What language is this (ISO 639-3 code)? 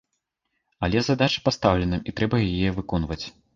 bel